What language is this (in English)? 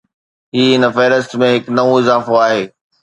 Sindhi